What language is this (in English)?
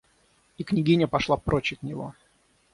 Russian